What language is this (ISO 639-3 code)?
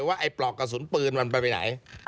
tha